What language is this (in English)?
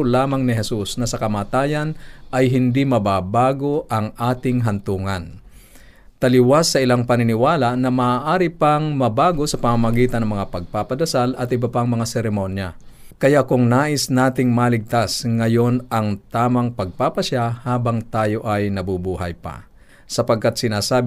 Filipino